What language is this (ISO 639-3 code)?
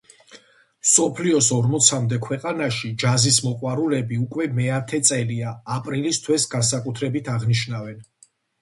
kat